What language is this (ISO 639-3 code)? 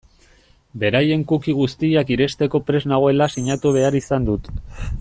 eus